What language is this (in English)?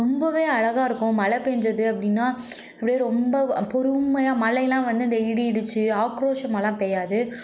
Tamil